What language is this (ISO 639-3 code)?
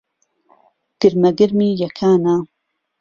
ckb